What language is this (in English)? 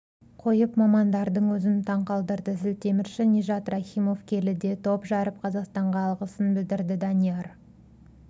Kazakh